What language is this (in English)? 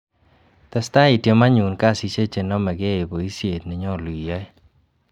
Kalenjin